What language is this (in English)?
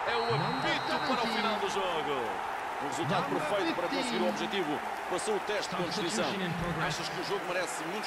Portuguese